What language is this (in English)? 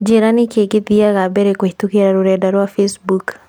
Kikuyu